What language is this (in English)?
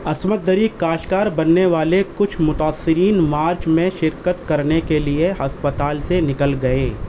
Urdu